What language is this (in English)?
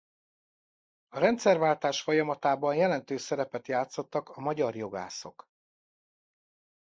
Hungarian